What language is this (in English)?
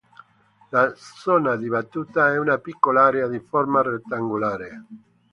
Italian